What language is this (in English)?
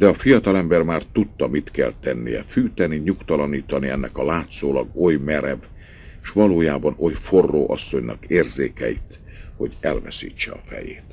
Hungarian